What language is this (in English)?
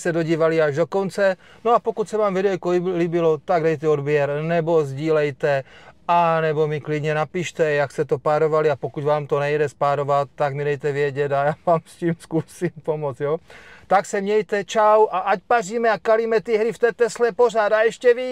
Czech